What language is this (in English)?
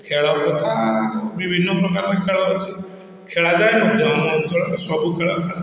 Odia